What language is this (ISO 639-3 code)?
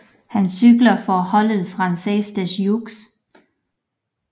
dan